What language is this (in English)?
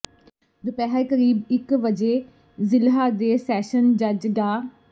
Punjabi